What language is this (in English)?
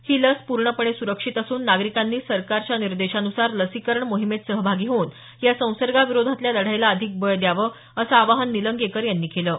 Marathi